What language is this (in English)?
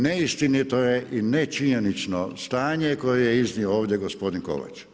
Croatian